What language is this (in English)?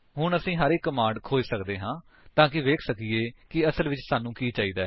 Punjabi